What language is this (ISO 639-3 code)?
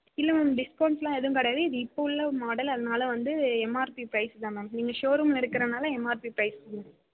tam